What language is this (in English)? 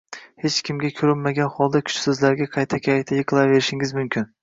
Uzbek